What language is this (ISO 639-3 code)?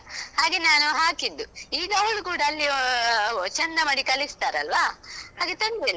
kan